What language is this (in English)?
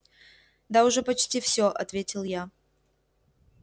Russian